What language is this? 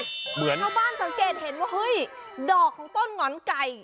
Thai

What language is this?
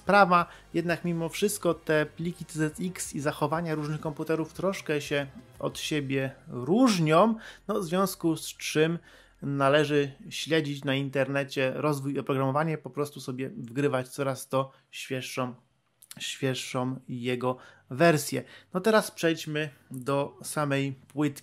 Polish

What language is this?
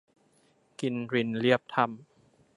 Thai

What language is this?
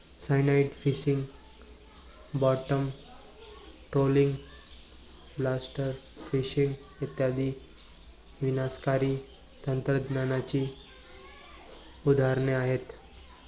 Marathi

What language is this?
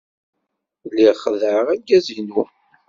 Kabyle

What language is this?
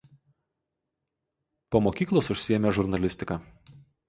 Lithuanian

